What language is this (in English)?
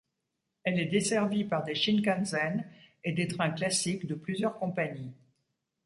French